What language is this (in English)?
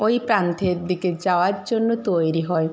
Bangla